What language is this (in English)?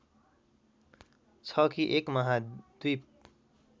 Nepali